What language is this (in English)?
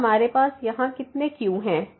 Hindi